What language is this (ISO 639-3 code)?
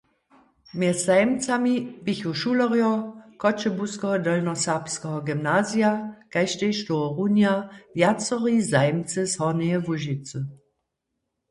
hsb